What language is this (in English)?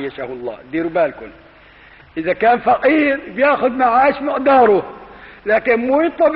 Arabic